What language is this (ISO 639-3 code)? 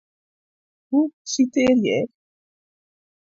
fry